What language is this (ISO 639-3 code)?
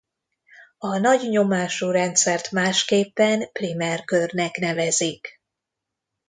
hun